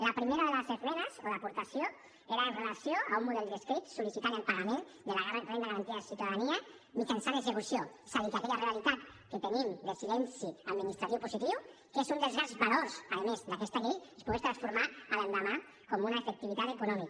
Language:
Catalan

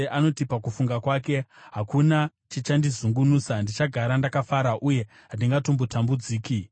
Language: Shona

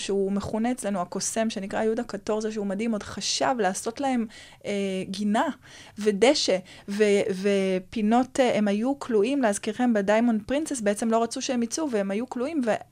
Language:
Hebrew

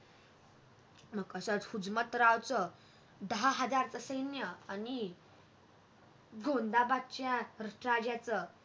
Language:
Marathi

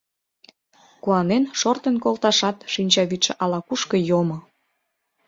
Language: Mari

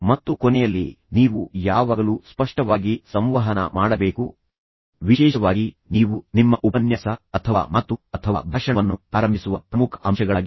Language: Kannada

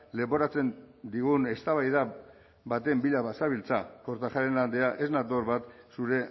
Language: Basque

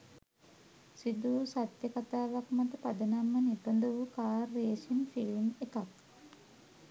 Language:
Sinhala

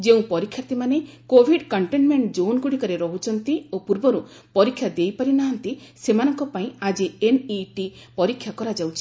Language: Odia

